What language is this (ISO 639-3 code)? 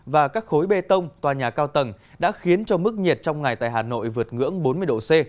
vie